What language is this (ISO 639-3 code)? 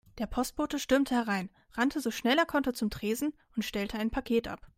deu